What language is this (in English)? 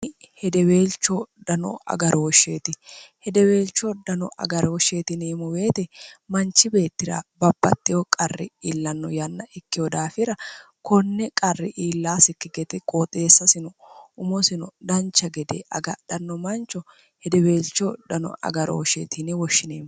Sidamo